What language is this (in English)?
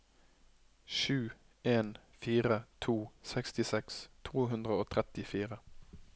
Norwegian